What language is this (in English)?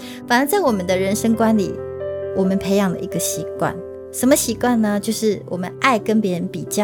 Chinese